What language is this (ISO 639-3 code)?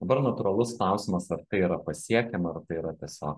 lit